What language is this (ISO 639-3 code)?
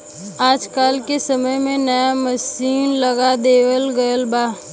bho